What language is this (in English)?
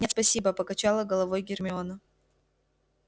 Russian